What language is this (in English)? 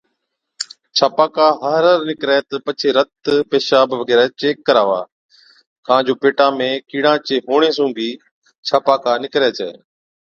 Od